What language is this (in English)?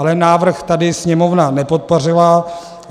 Czech